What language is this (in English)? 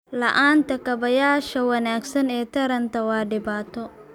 Somali